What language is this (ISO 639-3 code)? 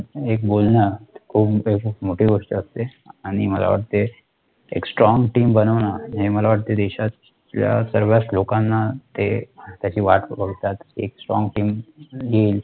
mar